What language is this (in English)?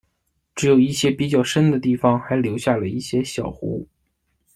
Chinese